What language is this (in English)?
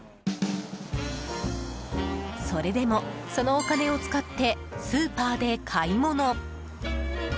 Japanese